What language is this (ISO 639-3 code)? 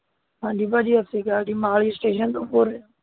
pan